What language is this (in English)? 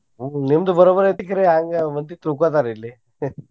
Kannada